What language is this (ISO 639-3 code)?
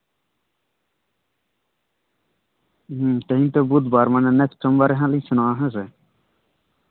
sat